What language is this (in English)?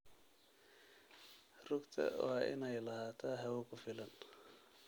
Somali